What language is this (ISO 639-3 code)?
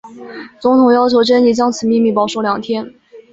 zho